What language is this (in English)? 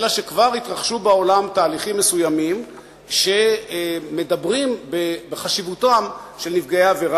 Hebrew